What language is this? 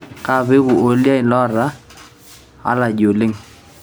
Masai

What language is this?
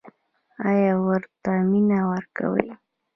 Pashto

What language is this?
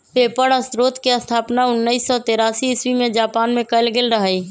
Magahi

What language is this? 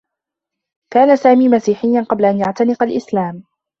Arabic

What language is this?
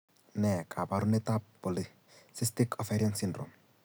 Kalenjin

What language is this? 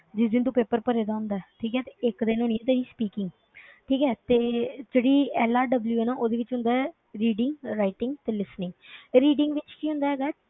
Punjabi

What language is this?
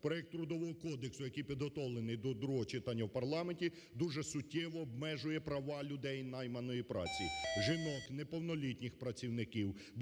Ukrainian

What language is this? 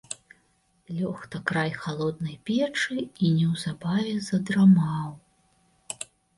Belarusian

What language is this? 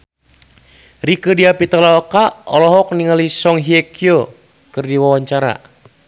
Sundanese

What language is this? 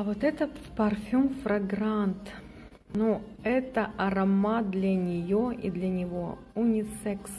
Russian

